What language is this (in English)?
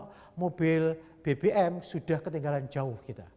Indonesian